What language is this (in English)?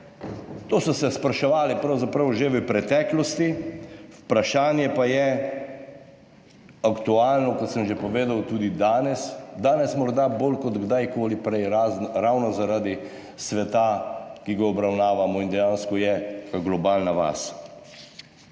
Slovenian